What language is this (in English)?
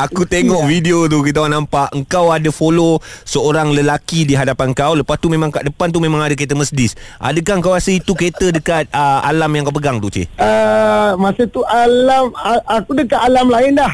Malay